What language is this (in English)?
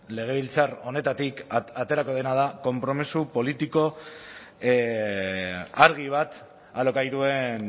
Basque